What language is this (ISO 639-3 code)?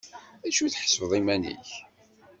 kab